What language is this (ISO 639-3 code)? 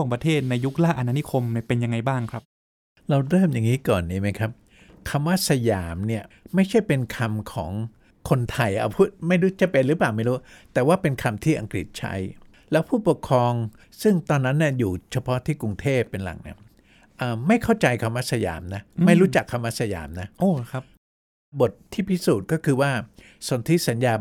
tha